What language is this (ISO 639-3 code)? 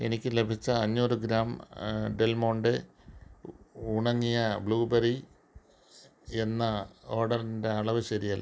mal